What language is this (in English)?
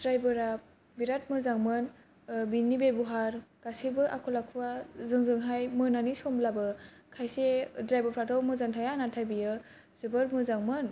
Bodo